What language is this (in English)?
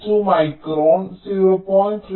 Malayalam